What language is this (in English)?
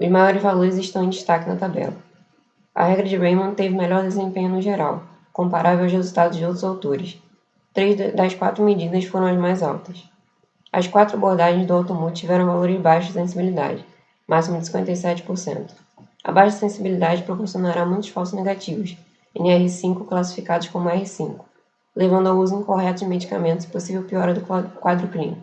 Portuguese